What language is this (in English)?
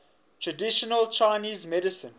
English